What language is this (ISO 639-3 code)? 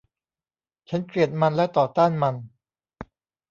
tha